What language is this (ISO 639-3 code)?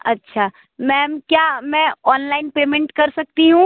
hin